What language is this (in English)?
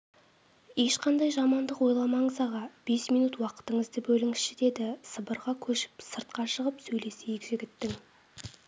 Kazakh